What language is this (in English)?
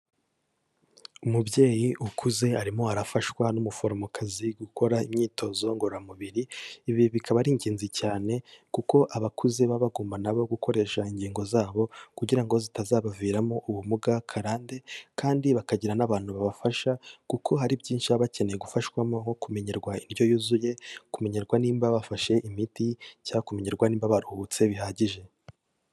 Kinyarwanda